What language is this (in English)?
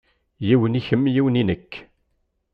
Kabyle